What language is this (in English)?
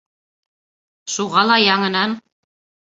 Bashkir